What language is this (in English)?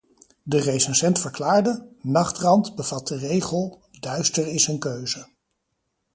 Dutch